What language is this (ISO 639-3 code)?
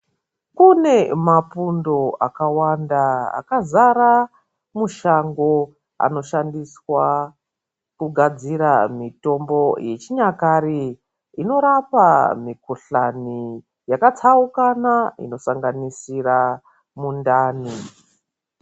ndc